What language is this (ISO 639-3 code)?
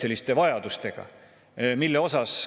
est